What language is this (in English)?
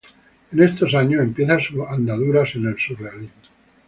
Spanish